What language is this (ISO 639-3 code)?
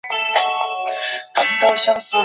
zho